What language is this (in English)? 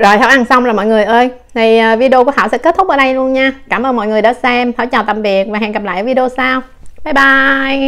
Vietnamese